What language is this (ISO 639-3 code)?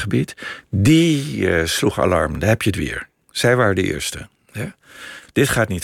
nld